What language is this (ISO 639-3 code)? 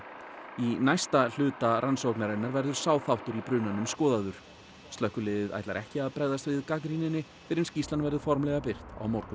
isl